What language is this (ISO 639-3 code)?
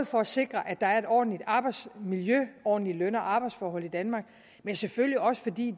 dan